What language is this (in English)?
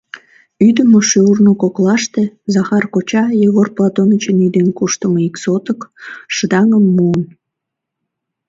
Mari